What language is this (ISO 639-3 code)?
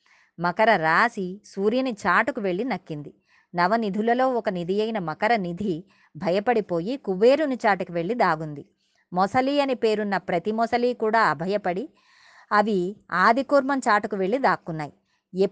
tel